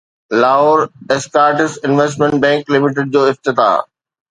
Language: Sindhi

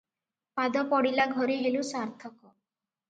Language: Odia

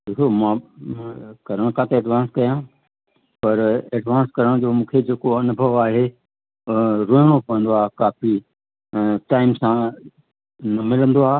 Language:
Sindhi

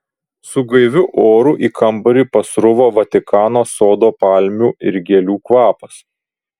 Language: Lithuanian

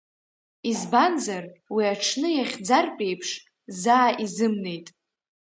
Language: Abkhazian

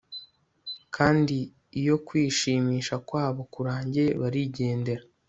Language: Kinyarwanda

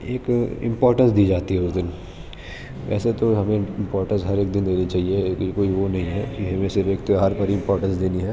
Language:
Urdu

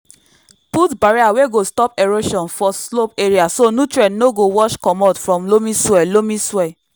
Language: Nigerian Pidgin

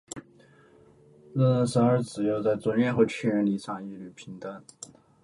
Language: Chinese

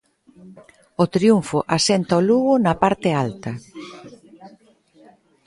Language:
Galician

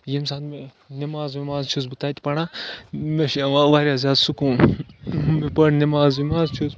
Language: Kashmiri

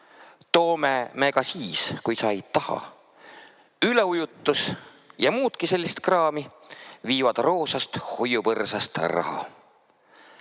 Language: Estonian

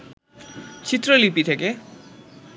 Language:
Bangla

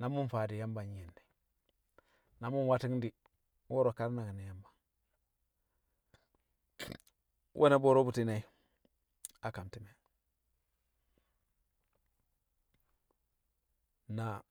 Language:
Kamo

